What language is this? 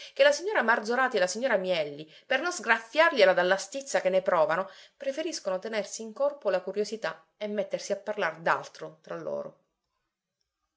Italian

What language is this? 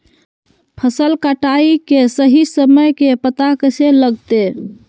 Magahi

